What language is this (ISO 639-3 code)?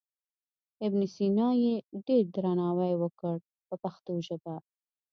pus